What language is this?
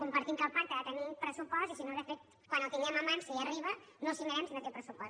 Catalan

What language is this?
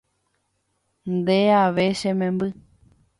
Guarani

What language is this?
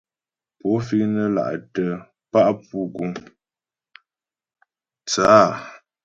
Ghomala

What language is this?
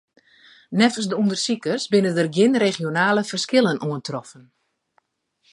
Western Frisian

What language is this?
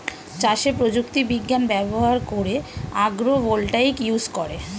Bangla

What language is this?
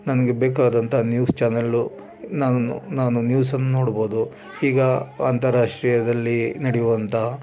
Kannada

